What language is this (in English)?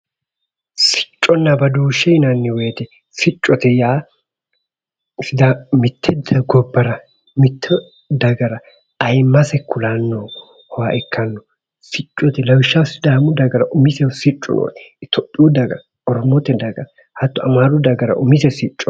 Sidamo